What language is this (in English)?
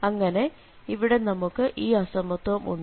Malayalam